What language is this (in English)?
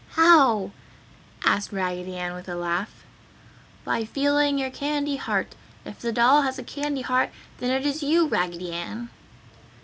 English